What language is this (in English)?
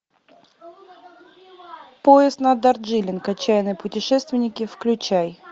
Russian